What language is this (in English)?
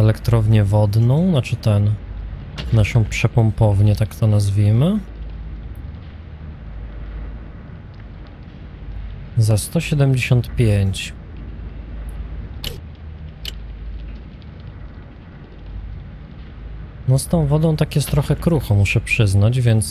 Polish